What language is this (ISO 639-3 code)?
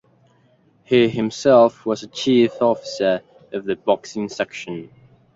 eng